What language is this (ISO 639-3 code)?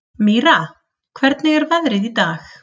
isl